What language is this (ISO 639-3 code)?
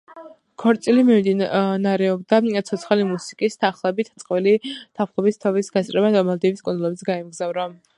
kat